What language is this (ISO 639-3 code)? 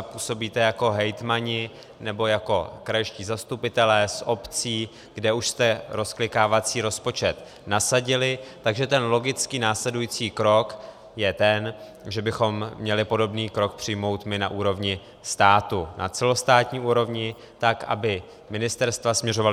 ces